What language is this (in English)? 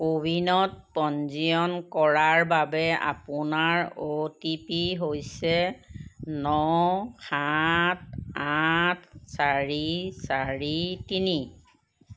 Assamese